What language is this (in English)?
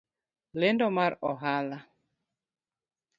Luo (Kenya and Tanzania)